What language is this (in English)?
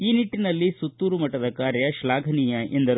Kannada